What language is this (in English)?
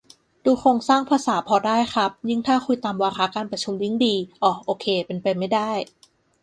Thai